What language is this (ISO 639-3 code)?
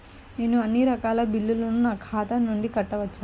tel